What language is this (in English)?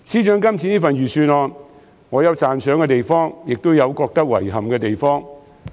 Cantonese